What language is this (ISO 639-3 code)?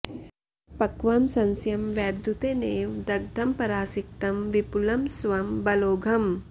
san